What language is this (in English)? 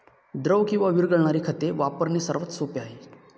Marathi